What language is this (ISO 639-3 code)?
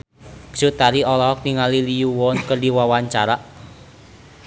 sun